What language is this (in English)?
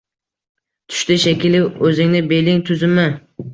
Uzbek